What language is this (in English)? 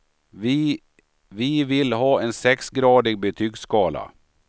Swedish